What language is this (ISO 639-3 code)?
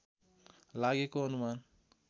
nep